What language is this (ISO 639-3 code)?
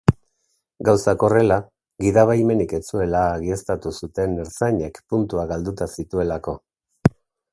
eus